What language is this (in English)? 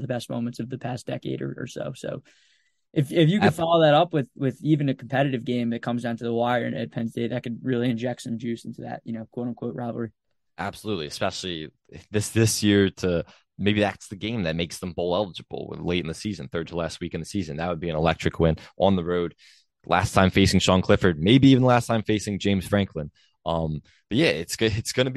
English